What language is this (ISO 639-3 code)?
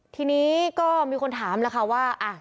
tha